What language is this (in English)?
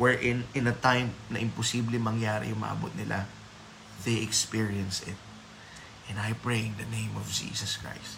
Filipino